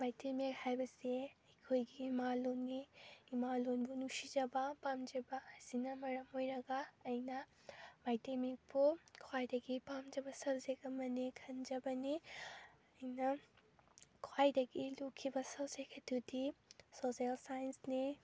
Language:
Manipuri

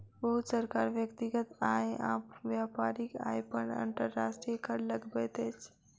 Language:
Maithili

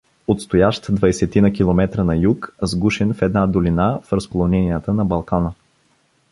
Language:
Bulgarian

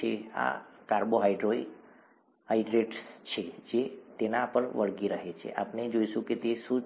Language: Gujarati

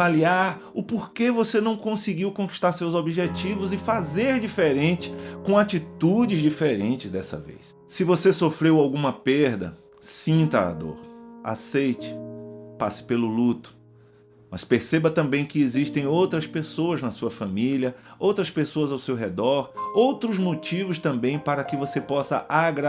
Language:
Portuguese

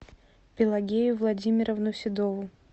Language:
Russian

